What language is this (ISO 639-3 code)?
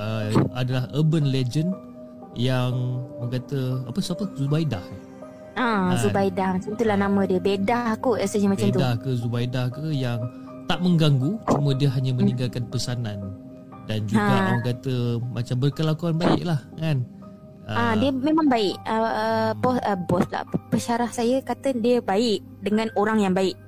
msa